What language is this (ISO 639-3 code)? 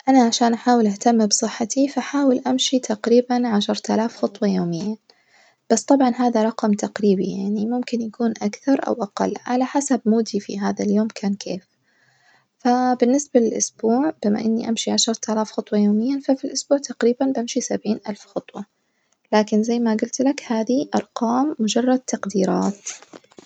ars